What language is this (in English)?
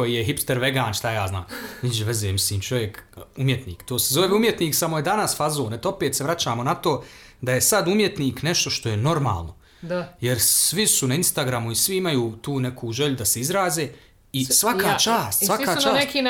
Croatian